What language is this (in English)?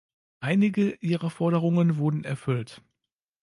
German